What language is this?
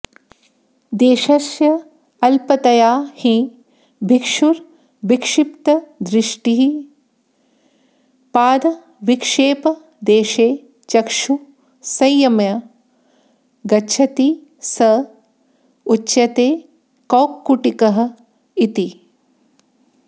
Sanskrit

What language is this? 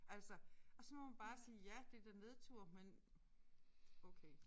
Danish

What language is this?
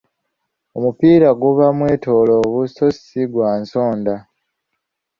Ganda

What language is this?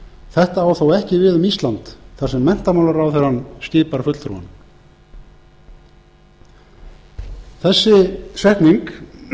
Icelandic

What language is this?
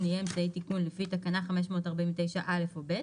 Hebrew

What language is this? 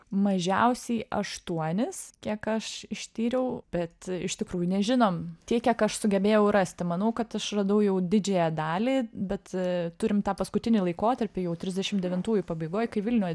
Lithuanian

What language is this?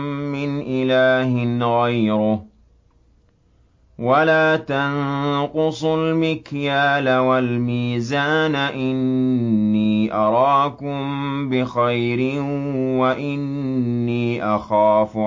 Arabic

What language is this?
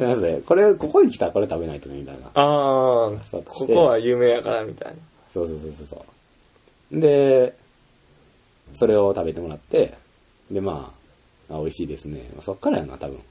Japanese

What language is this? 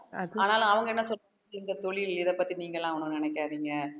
Tamil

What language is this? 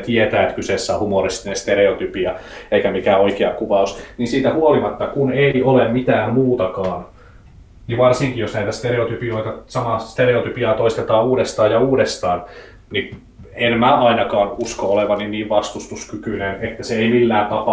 Finnish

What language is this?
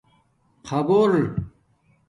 Domaaki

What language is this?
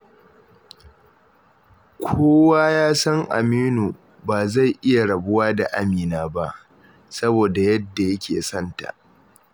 Hausa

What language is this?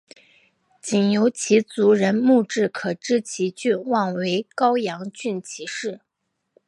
Chinese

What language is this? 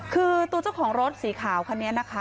Thai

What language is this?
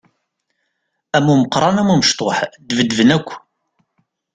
Kabyle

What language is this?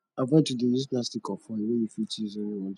Nigerian Pidgin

